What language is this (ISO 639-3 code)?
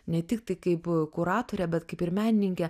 lit